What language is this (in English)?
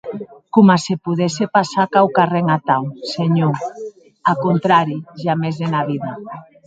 Occitan